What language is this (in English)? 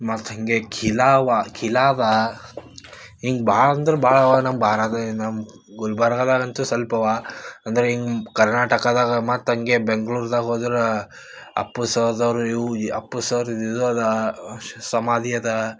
Kannada